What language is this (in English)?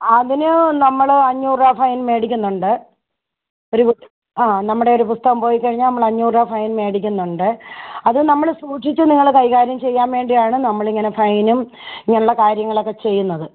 Malayalam